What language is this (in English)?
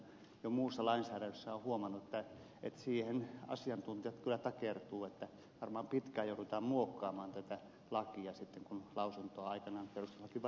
Finnish